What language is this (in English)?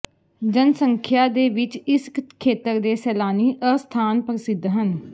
Punjabi